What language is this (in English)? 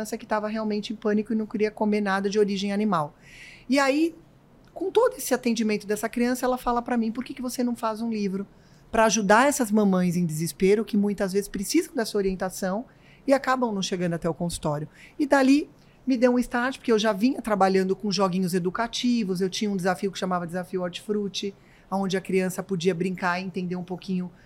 Portuguese